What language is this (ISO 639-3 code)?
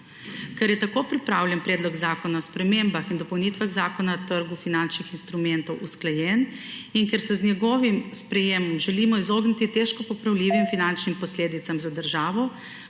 slv